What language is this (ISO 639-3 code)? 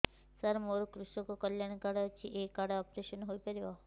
ori